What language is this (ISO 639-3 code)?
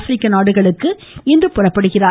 tam